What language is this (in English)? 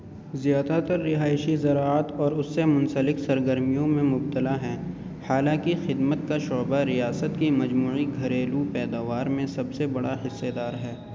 Urdu